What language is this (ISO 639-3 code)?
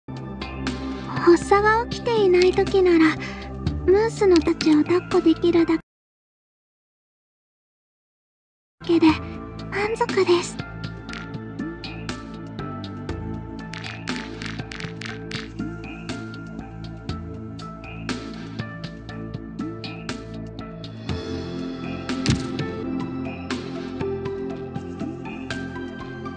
jpn